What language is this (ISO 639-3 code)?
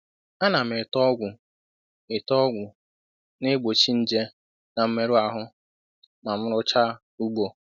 ibo